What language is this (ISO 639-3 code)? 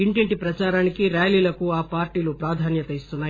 tel